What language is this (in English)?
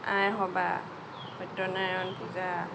Assamese